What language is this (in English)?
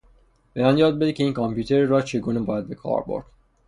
Persian